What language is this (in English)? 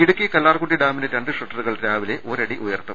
Malayalam